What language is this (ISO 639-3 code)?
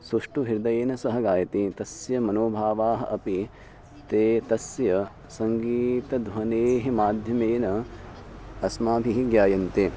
san